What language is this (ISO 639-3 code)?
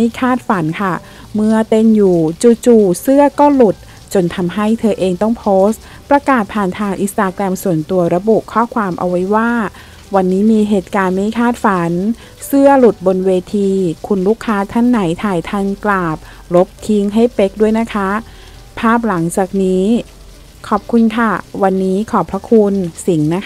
tha